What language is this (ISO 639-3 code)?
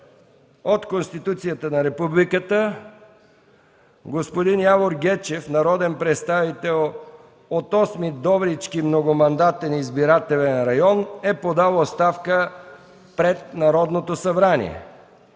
bul